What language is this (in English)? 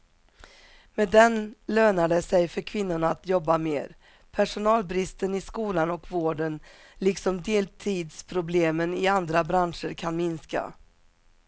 Swedish